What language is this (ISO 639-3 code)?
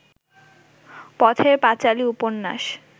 ben